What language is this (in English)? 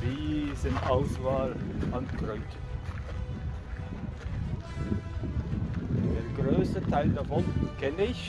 German